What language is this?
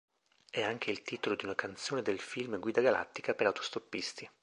Italian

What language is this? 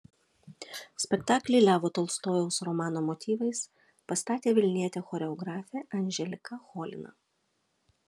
Lithuanian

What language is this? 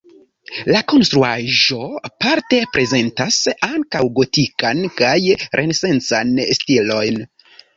Esperanto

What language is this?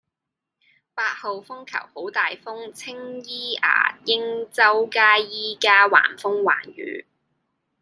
Cantonese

